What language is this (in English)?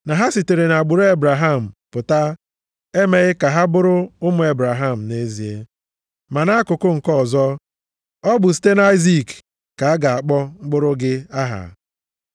Igbo